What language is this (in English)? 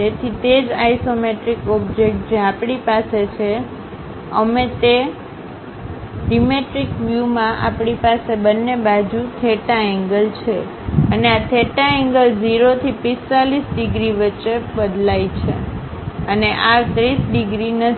Gujarati